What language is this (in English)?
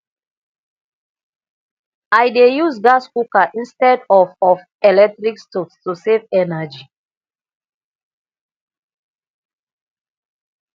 Nigerian Pidgin